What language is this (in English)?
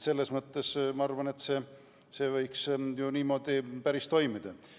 Estonian